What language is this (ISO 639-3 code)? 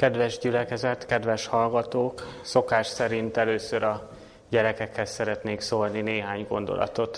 hun